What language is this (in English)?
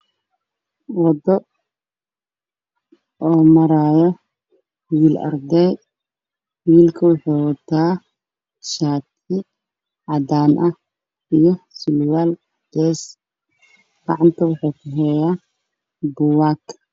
Somali